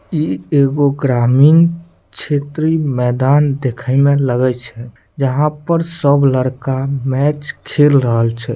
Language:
Maithili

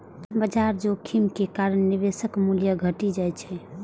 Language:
Maithili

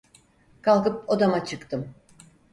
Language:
Turkish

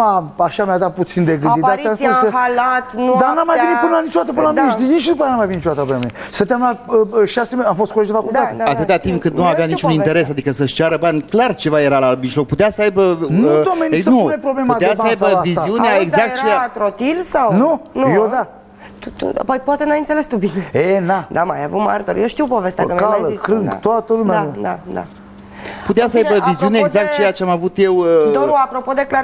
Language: Romanian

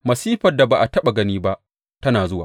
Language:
Hausa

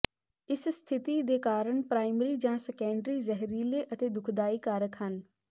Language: Punjabi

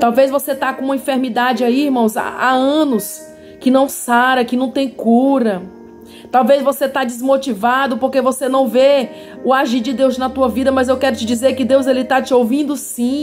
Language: Portuguese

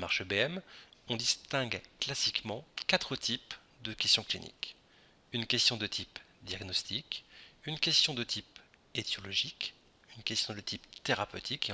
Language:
French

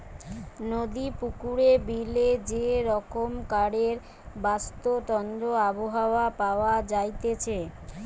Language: Bangla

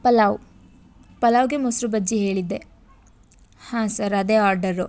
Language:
Kannada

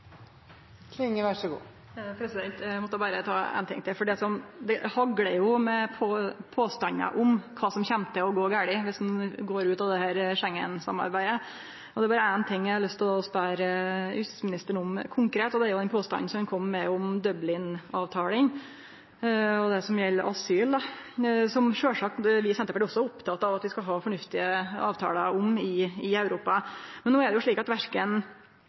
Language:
Norwegian Nynorsk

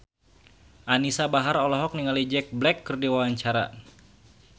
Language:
Sundanese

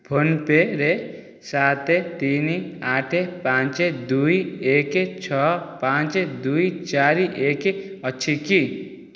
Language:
Odia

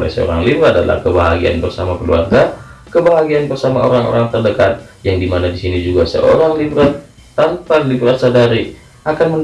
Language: Indonesian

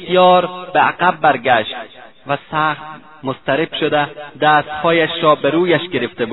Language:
Persian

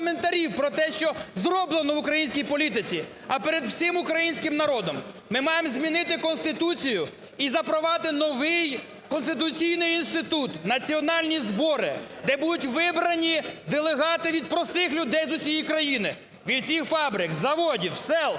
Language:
Ukrainian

